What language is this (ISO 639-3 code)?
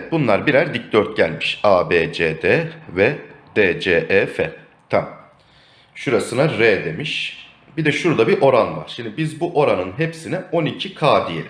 tur